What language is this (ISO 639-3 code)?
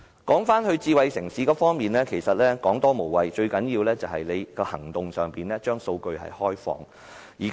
yue